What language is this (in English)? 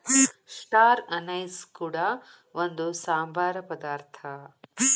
Kannada